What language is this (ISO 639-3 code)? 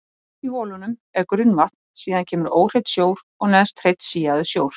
isl